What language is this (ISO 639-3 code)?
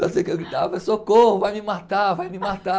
por